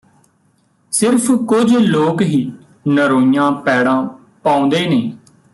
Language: Punjabi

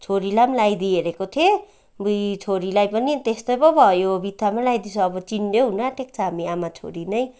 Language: Nepali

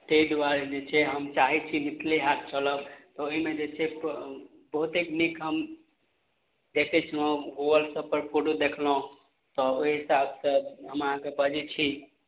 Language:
Maithili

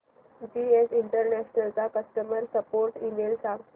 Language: Marathi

